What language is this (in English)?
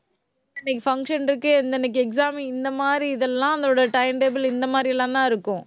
Tamil